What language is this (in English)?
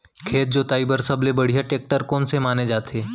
Chhattisgarhi